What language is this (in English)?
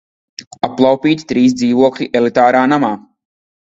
Latvian